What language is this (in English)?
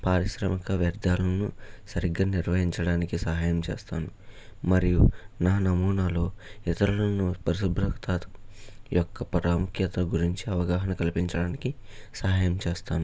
Telugu